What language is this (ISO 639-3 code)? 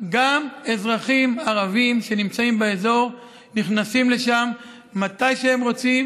heb